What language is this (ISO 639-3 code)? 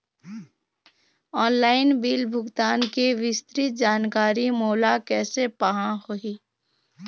hne